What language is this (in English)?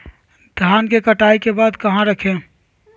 Magahi